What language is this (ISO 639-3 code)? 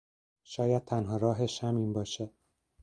fas